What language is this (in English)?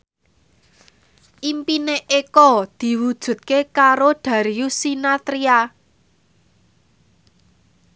Javanese